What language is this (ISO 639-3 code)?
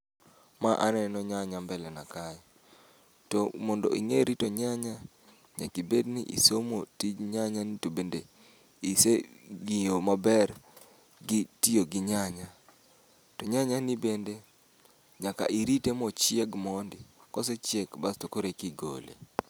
luo